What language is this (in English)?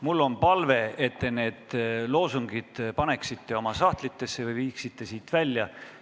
Estonian